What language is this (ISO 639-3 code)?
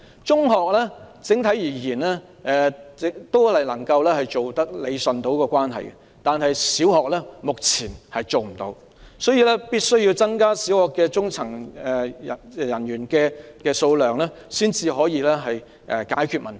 yue